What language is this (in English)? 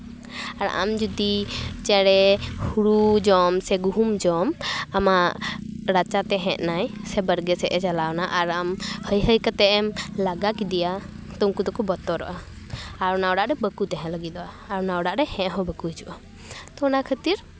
Santali